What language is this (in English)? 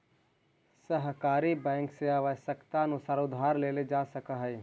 Magahi